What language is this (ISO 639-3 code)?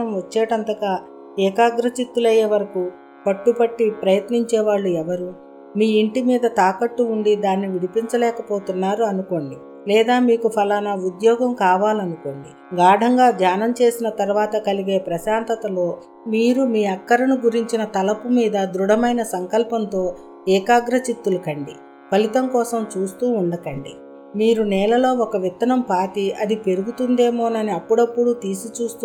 tel